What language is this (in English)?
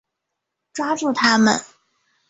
Chinese